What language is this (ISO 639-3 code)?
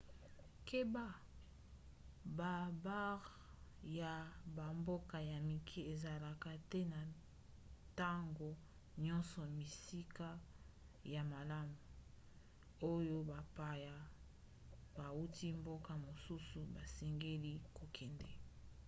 lin